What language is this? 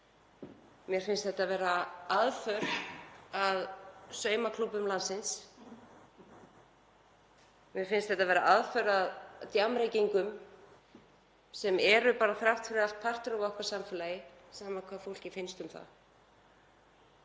Icelandic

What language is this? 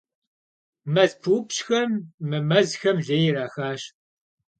Kabardian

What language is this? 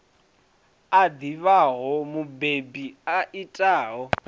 Venda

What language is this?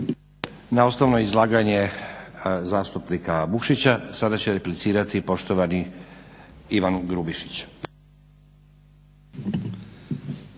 Croatian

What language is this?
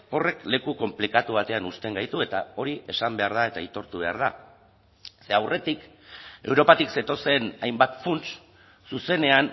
Basque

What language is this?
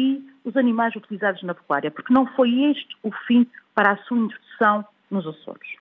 Portuguese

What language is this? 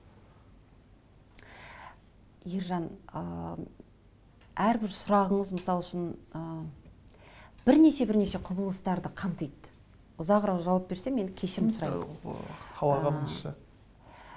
Kazakh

